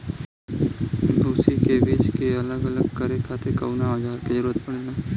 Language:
Bhojpuri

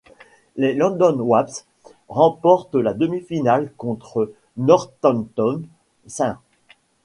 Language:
French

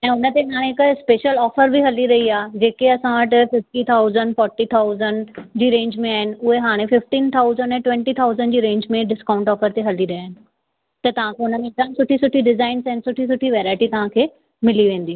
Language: Sindhi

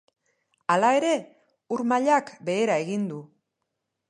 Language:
Basque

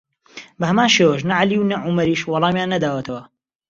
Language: Central Kurdish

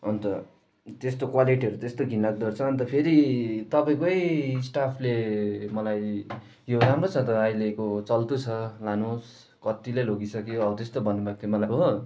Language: Nepali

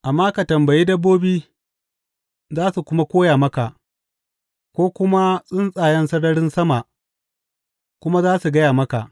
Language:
Hausa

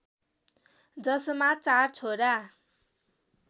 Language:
Nepali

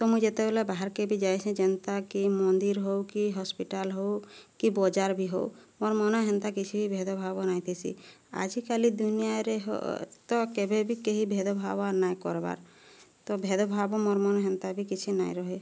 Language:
Odia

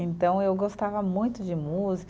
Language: Portuguese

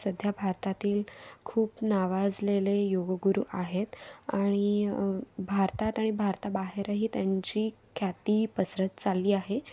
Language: Marathi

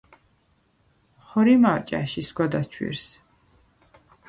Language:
Svan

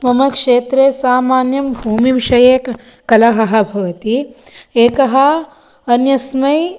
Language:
Sanskrit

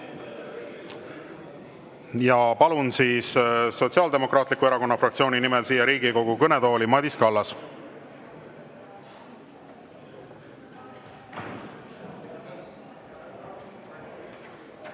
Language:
Estonian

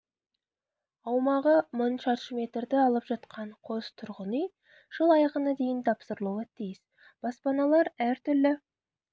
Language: Kazakh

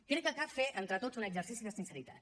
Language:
Catalan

